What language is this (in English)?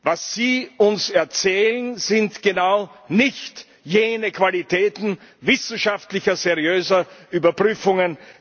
German